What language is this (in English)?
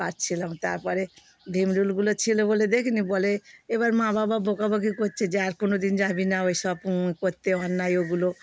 Bangla